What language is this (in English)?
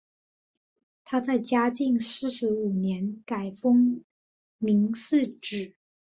Chinese